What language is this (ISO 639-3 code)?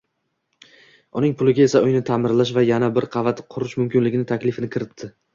uzb